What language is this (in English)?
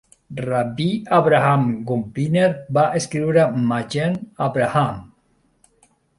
Catalan